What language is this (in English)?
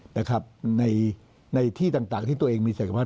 Thai